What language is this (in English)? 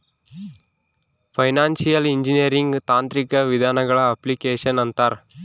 Kannada